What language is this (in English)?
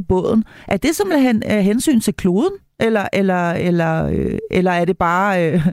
Danish